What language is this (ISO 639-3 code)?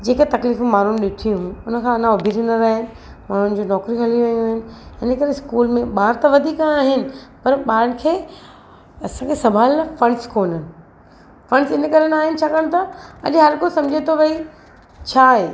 snd